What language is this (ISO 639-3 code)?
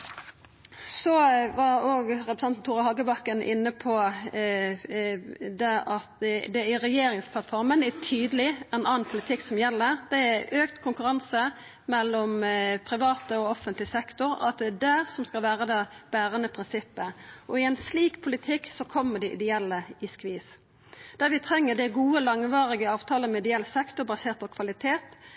nno